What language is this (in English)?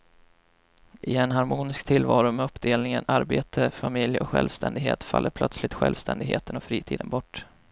Swedish